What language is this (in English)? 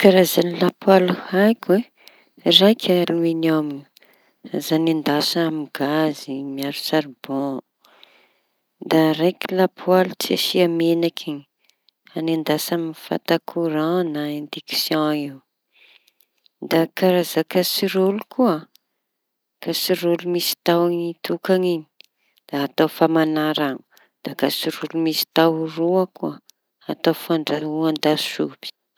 Tanosy Malagasy